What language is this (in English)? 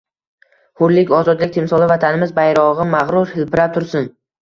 Uzbek